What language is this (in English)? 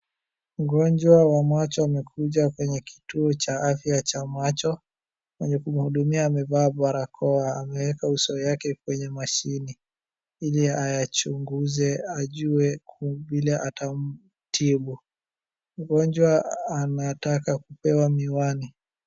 Swahili